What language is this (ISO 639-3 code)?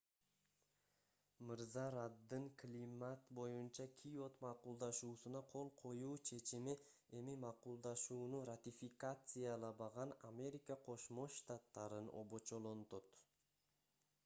kir